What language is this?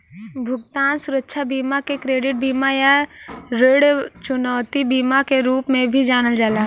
Bhojpuri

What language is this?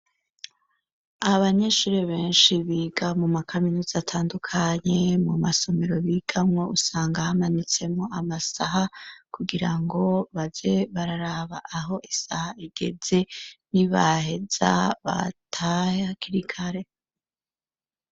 Rundi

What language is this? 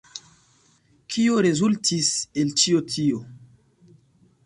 Esperanto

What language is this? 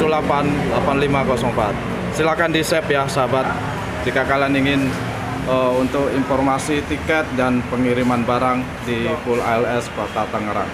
Indonesian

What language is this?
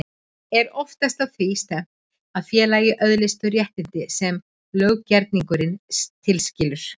Icelandic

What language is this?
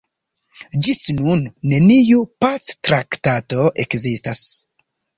Esperanto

